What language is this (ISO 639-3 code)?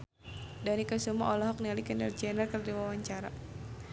sun